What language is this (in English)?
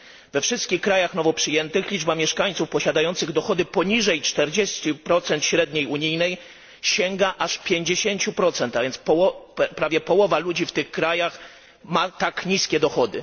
Polish